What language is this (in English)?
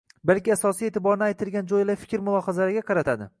Uzbek